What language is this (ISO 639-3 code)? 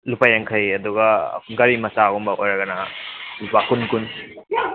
mni